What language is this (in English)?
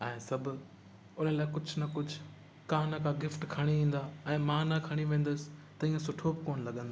Sindhi